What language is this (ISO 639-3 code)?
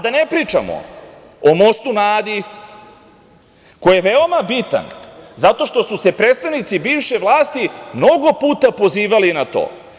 srp